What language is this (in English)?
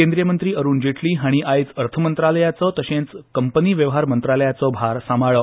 Konkani